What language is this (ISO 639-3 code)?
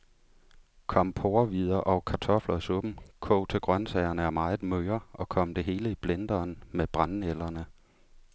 dan